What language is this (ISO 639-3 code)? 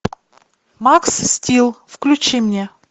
rus